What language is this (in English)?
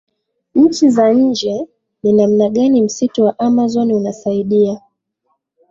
Swahili